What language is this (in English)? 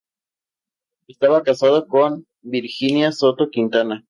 Spanish